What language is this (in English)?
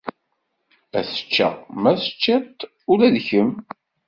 Kabyle